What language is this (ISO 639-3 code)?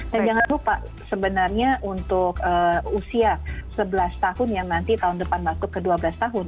ind